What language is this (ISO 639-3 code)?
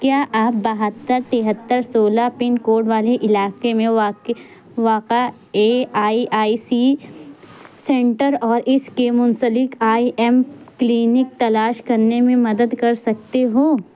urd